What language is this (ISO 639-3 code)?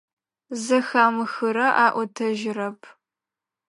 ady